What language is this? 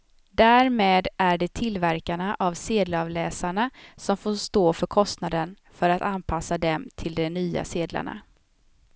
Swedish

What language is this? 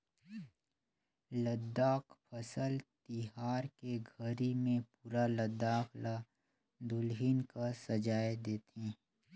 Chhattisgarhi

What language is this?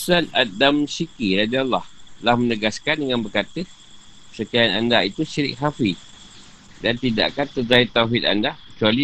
Malay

